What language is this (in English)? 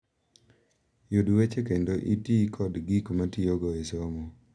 Luo (Kenya and Tanzania)